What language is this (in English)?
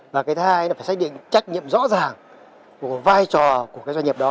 Vietnamese